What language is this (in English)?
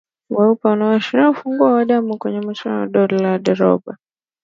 Swahili